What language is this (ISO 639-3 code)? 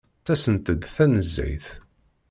kab